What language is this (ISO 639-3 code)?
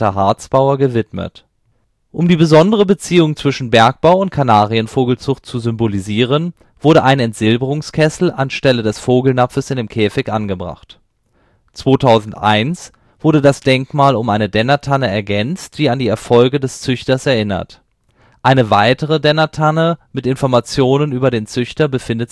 deu